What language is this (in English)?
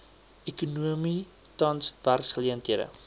Afrikaans